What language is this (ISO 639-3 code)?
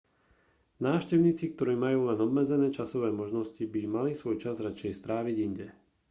slk